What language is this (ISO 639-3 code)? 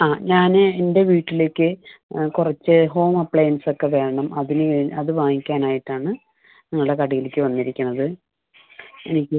mal